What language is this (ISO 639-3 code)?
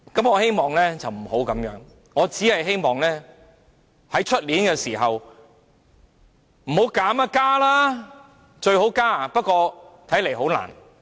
yue